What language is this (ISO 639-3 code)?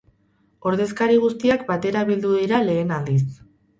eus